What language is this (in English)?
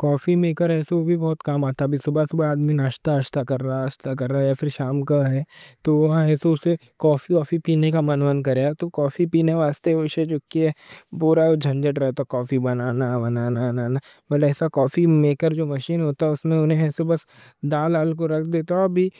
Deccan